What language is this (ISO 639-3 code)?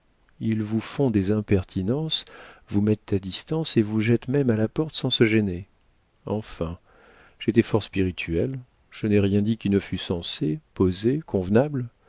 fra